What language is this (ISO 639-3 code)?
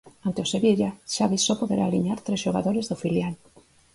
glg